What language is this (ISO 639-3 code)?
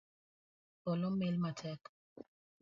luo